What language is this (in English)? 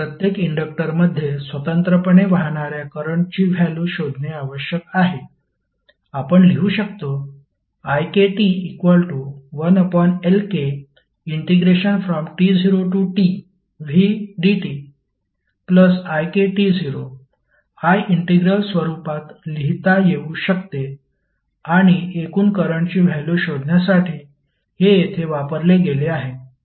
Marathi